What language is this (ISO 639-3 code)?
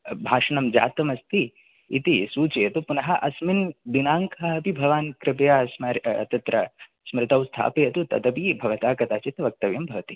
san